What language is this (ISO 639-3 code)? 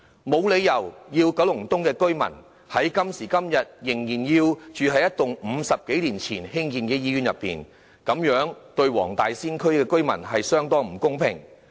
yue